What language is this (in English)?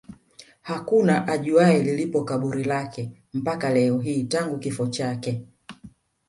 Swahili